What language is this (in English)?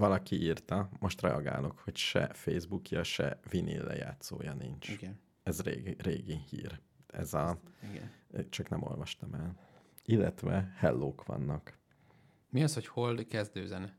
Hungarian